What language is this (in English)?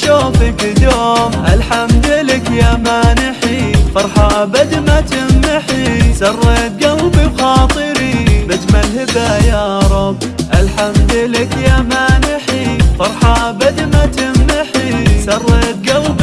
Arabic